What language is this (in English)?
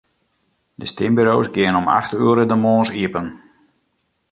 Western Frisian